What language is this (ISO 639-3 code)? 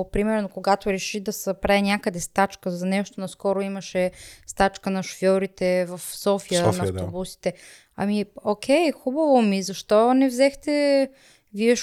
bul